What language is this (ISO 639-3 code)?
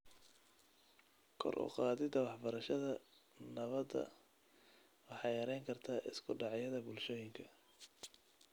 som